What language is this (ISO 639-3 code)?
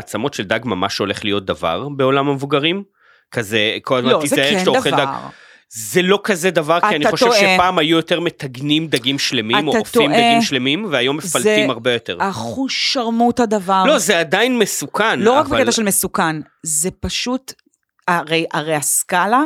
heb